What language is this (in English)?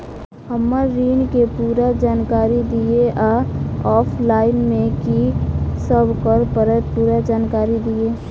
Maithili